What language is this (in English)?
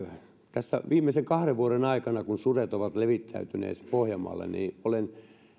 Finnish